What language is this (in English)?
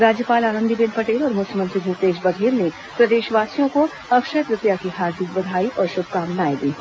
Hindi